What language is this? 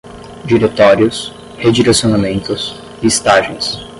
Portuguese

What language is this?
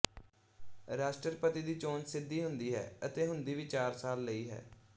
Punjabi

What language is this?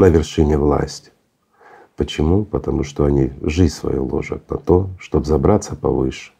Russian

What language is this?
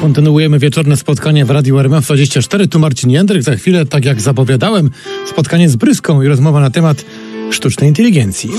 Polish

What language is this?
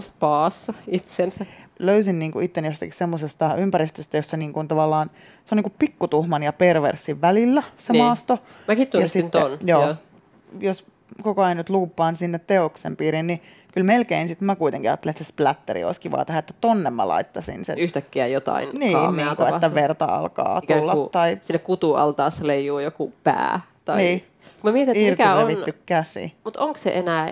Finnish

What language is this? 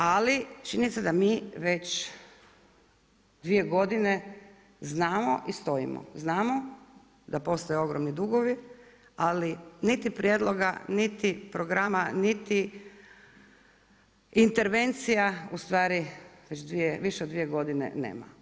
Croatian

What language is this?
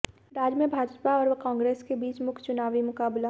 Hindi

